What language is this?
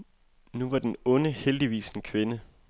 Danish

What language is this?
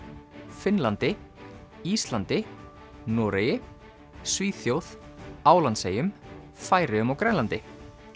Icelandic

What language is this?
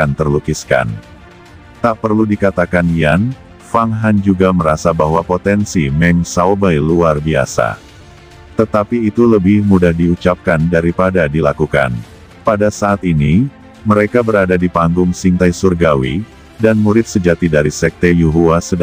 Indonesian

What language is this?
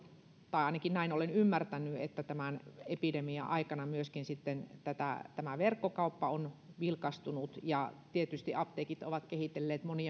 Finnish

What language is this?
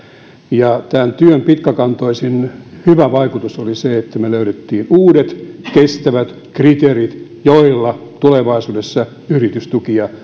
Finnish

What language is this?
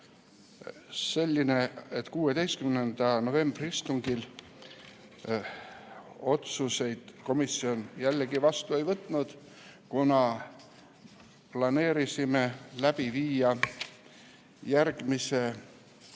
Estonian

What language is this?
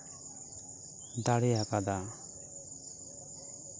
Santali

